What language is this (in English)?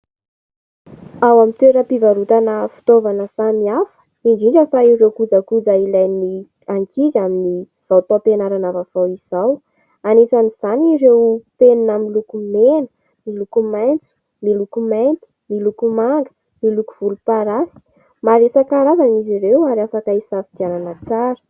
Malagasy